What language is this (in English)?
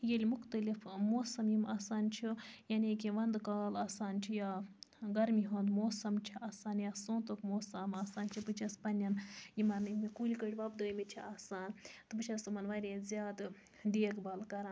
Kashmiri